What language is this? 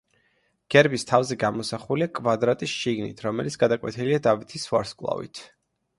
Georgian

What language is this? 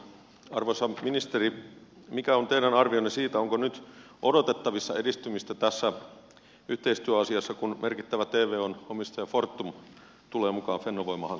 Finnish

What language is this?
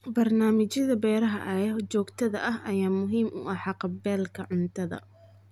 Somali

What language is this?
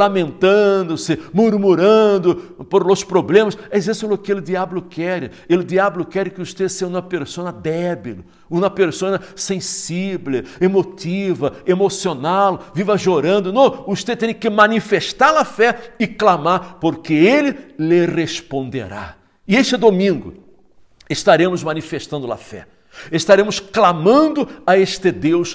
Portuguese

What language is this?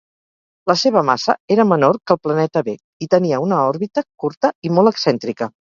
Catalan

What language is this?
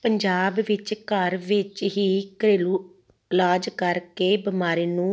Punjabi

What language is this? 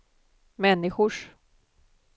Swedish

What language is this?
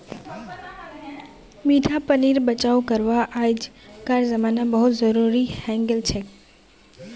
Magahi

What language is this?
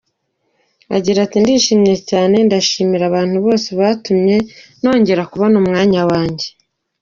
Kinyarwanda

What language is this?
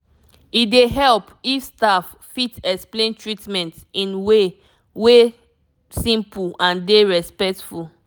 Nigerian Pidgin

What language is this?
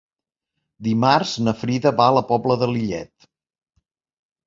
Catalan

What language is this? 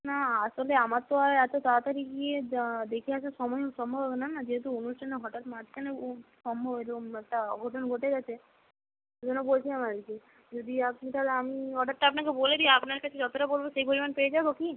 Bangla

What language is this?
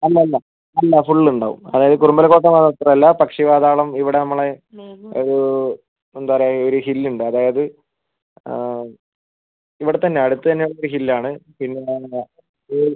Malayalam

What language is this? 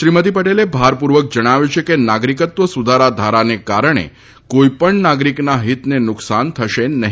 Gujarati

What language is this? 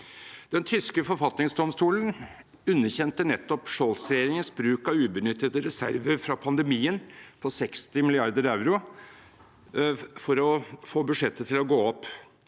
Norwegian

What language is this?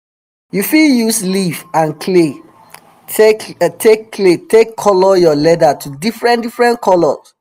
Nigerian Pidgin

